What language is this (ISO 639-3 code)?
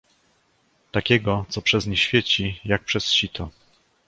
pol